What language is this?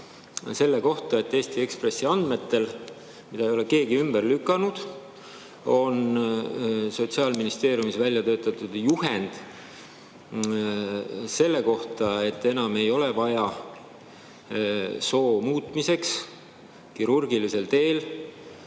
Estonian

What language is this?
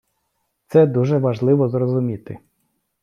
Ukrainian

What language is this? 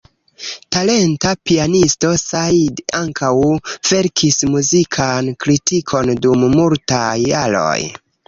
Esperanto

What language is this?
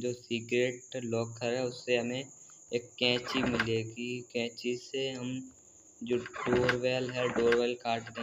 Hindi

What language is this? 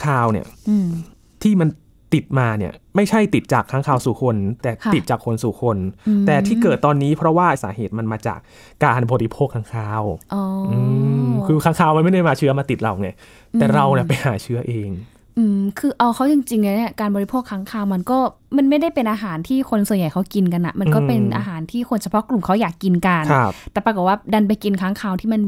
Thai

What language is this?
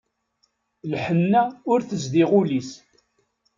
Kabyle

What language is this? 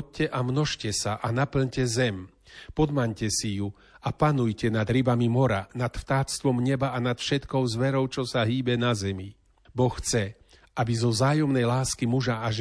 Slovak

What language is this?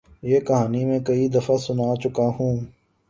Urdu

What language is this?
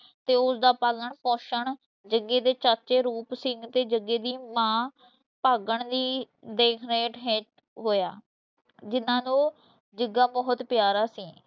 Punjabi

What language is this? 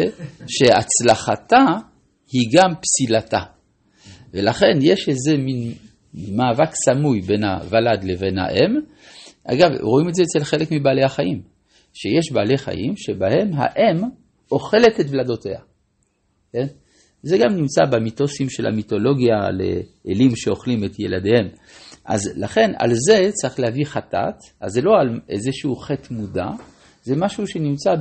Hebrew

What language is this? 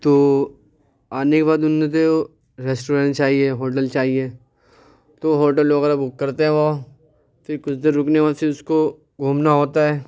Urdu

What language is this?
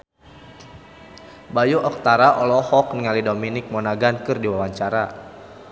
Sundanese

